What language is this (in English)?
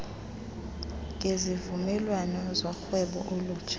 Xhosa